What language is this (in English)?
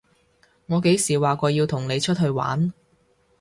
Cantonese